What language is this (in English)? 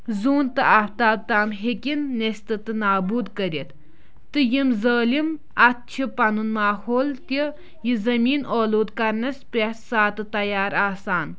Kashmiri